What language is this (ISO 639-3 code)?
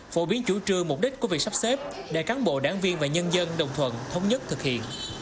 vie